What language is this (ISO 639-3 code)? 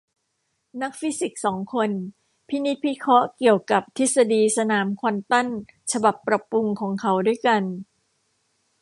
tha